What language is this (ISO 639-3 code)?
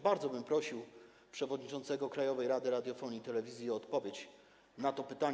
pol